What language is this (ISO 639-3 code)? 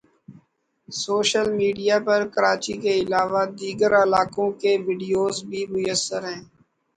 urd